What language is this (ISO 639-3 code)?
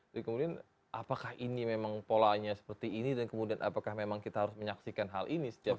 ind